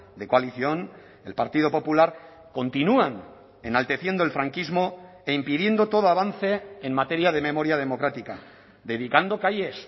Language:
Spanish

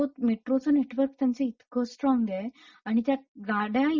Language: Marathi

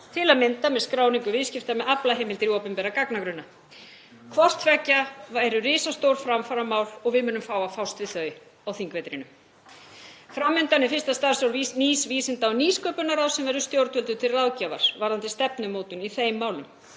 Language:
Icelandic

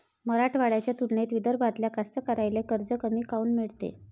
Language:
Marathi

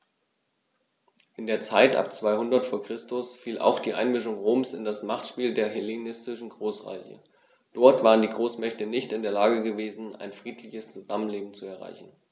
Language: German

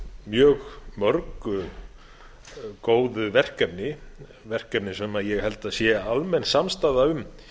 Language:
Icelandic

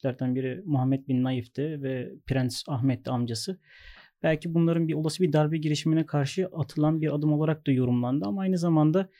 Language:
Turkish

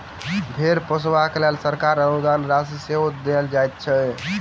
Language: Maithili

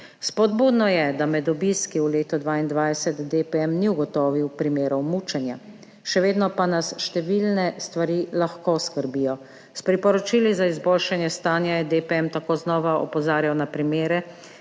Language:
Slovenian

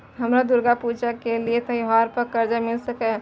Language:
Maithili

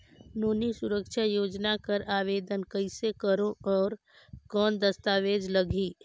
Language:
Chhattisgarhi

